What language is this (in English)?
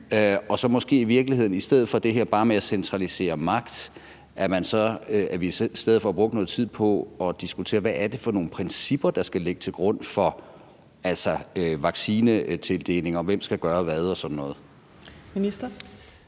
Danish